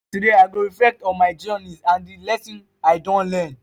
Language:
Nigerian Pidgin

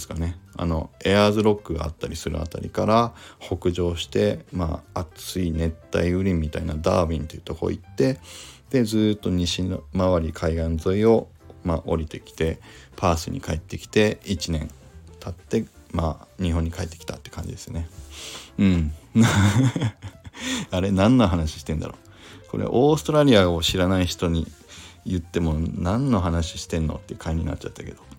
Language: Japanese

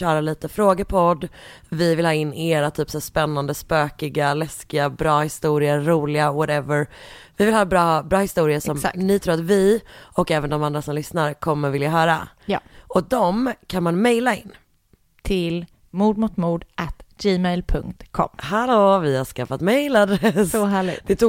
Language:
Swedish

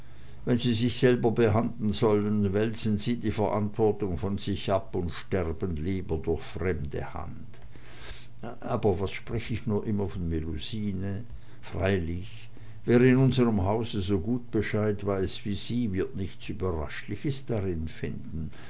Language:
German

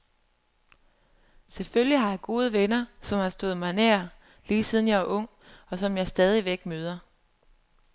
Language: Danish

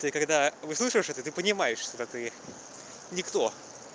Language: Russian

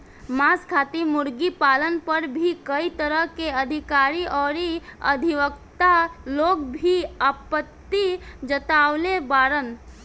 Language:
Bhojpuri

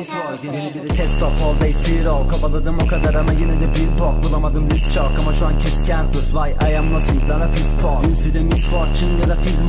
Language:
Turkish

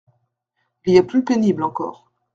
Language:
French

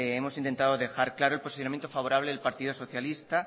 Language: Spanish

